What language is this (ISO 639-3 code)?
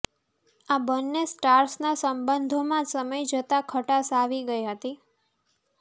guj